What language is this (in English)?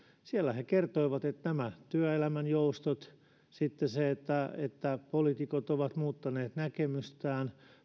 Finnish